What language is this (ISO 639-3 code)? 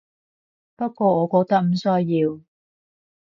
yue